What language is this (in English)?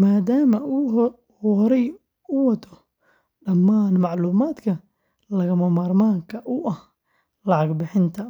Somali